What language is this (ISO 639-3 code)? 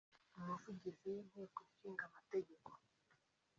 kin